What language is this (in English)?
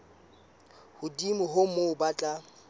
Southern Sotho